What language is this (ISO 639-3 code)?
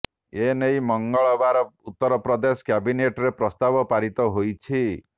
ori